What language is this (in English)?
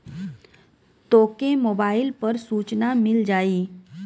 Bhojpuri